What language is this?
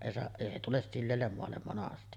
Finnish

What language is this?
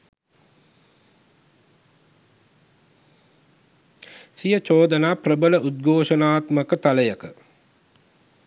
Sinhala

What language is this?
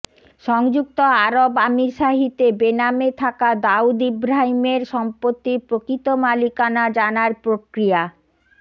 Bangla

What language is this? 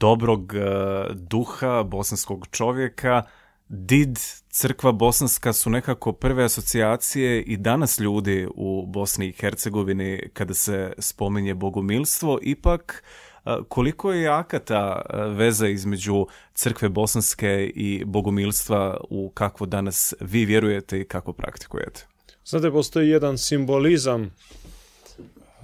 Croatian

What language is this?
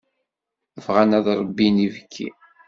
Kabyle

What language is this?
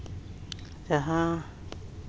Santali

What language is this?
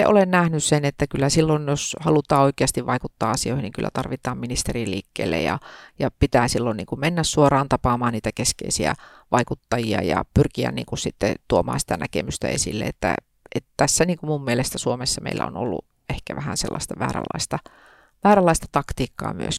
Finnish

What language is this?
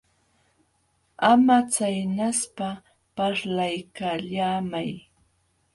Jauja Wanca Quechua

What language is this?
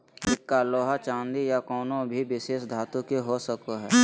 Magahi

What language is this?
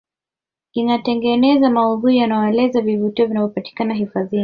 Swahili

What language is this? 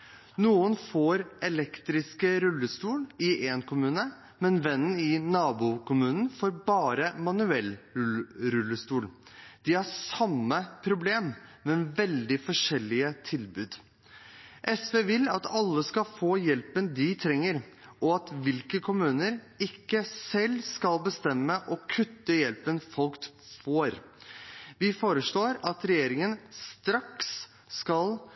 Norwegian Bokmål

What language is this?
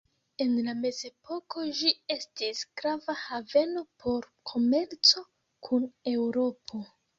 Esperanto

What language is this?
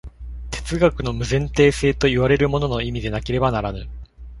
Japanese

